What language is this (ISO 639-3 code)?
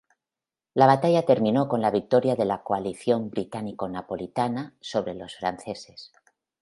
spa